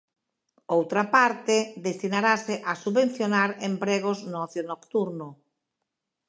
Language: Galician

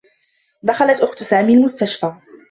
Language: Arabic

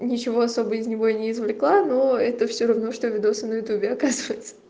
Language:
Russian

